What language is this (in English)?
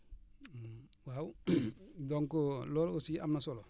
Wolof